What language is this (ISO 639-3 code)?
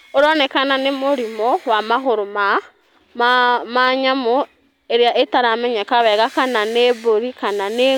kik